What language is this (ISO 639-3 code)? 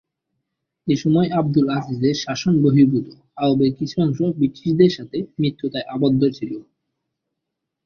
ben